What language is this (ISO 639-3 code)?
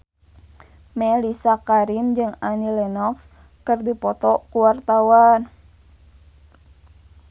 sun